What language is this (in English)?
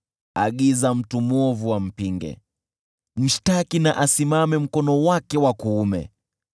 Swahili